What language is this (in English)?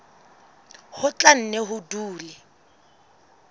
Southern Sotho